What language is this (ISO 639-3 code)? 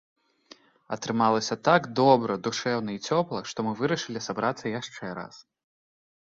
bel